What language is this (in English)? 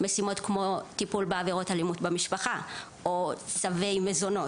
Hebrew